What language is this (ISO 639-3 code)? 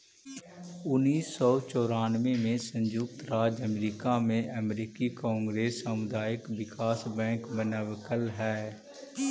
mag